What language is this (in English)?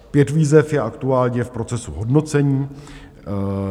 Czech